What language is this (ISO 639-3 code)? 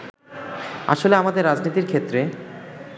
ben